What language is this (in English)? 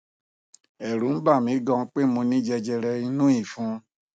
Yoruba